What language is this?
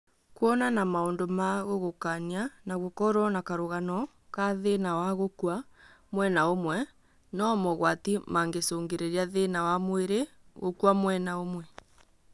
Kikuyu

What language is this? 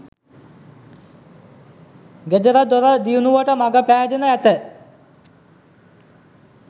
Sinhala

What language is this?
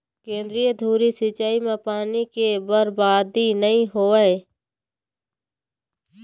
Chhattisgarhi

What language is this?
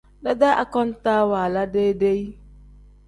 Tem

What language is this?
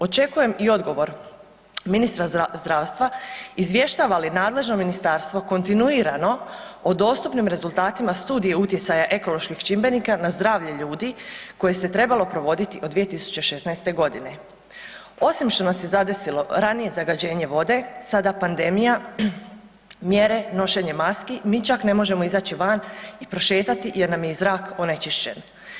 Croatian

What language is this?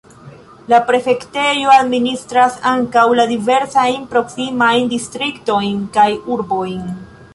Esperanto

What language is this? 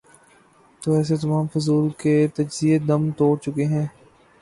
Urdu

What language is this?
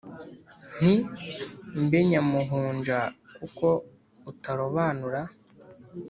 Kinyarwanda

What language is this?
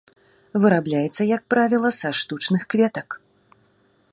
Belarusian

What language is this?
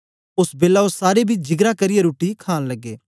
Dogri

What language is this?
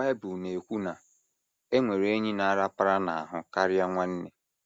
Igbo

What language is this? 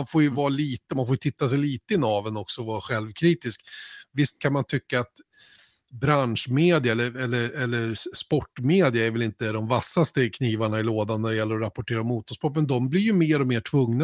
Swedish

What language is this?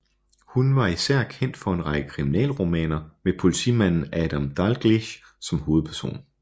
Danish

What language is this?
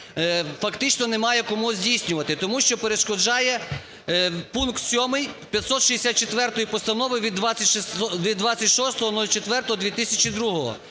Ukrainian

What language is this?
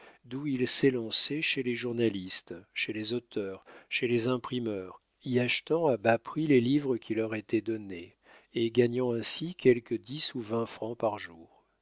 French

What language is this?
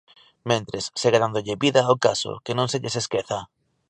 Galician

